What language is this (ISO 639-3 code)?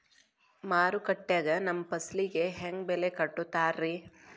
kan